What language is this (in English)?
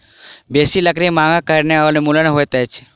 Maithili